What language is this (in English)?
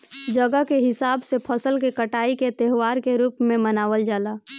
Bhojpuri